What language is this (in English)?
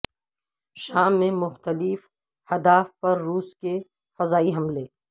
Urdu